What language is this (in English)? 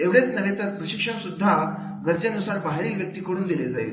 Marathi